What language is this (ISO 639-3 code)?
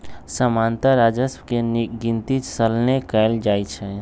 mag